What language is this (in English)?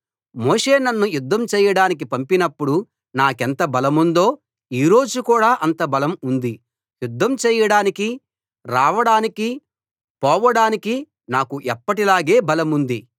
Telugu